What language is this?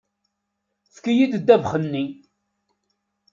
Kabyle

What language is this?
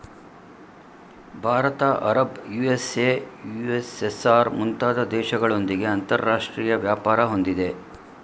Kannada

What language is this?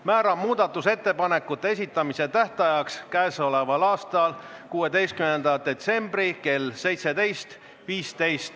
Estonian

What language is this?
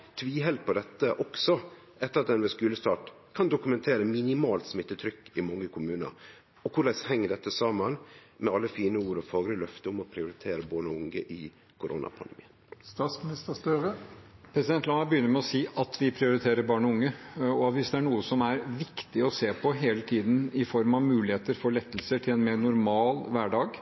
Norwegian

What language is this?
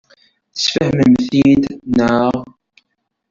Kabyle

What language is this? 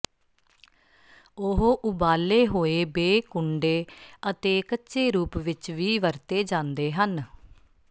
Punjabi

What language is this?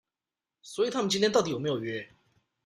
Chinese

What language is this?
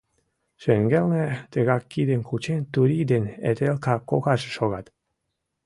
Mari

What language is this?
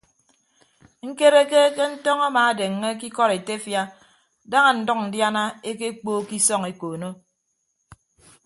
Ibibio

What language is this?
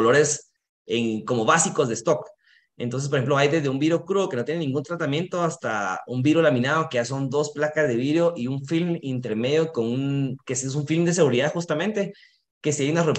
Spanish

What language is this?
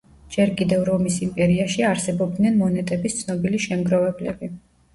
Georgian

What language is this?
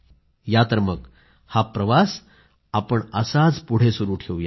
Marathi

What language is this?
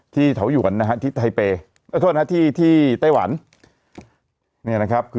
Thai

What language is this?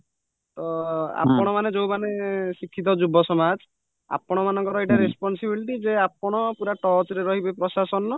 Odia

